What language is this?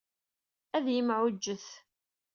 Kabyle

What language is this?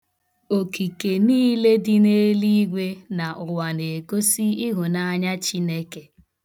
Igbo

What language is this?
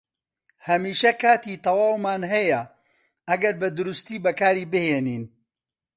Central Kurdish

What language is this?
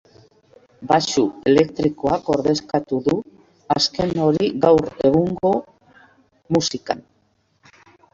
Basque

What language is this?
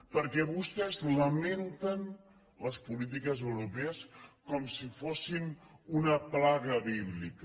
Catalan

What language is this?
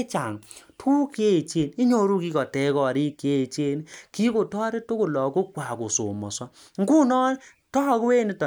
Kalenjin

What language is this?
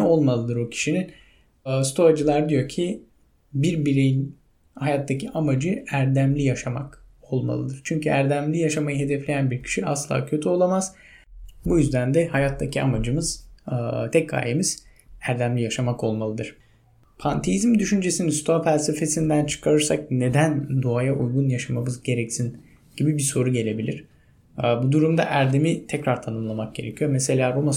Turkish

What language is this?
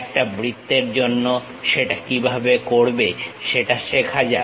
Bangla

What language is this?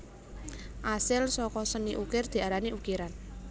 Javanese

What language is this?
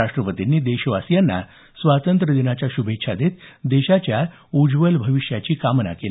Marathi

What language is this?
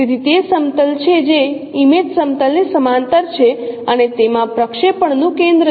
Gujarati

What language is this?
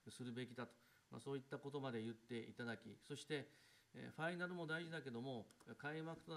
Japanese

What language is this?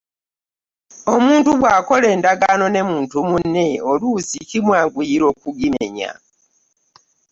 Ganda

